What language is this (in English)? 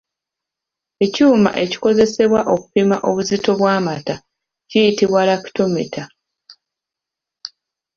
Ganda